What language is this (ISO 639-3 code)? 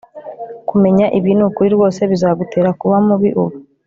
kin